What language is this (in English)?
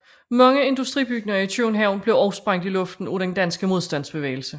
Danish